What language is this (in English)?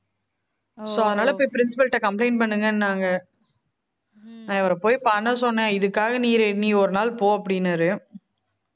Tamil